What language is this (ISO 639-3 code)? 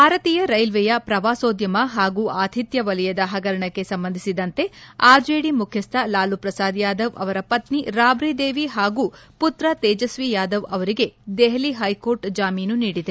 kan